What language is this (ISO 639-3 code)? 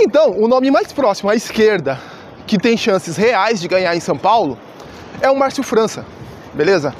por